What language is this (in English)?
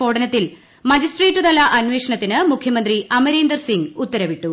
Malayalam